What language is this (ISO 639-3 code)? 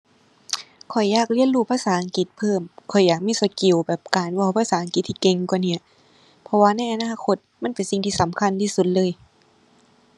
tha